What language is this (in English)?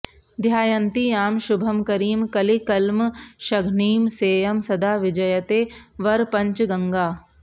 Sanskrit